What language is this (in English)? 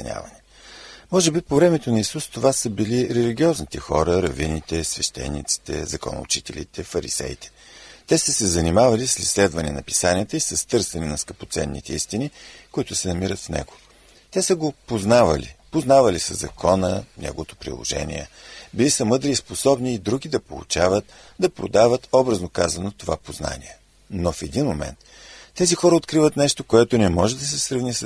Bulgarian